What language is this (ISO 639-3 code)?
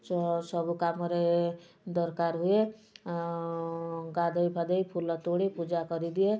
ori